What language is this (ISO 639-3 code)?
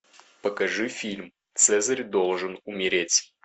rus